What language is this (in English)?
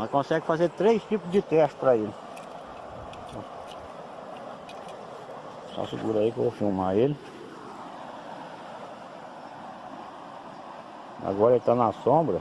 Portuguese